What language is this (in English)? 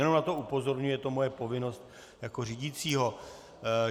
Czech